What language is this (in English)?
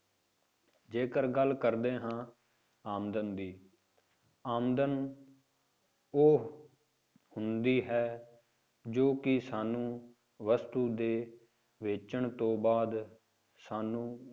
Punjabi